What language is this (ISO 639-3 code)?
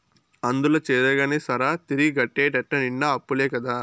tel